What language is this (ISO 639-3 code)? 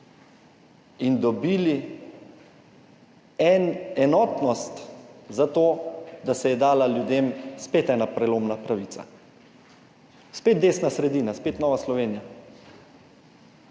slv